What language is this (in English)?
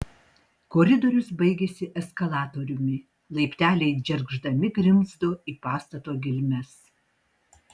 Lithuanian